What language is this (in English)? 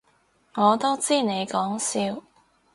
Cantonese